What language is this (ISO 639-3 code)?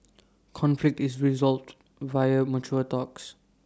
eng